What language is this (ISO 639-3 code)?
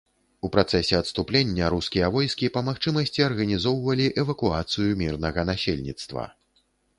bel